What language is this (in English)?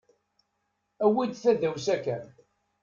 Kabyle